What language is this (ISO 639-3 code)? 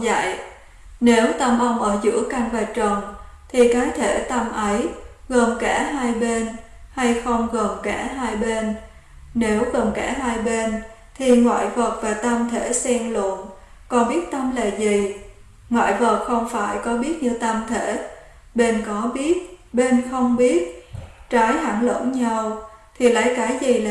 vie